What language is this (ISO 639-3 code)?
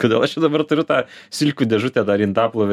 lit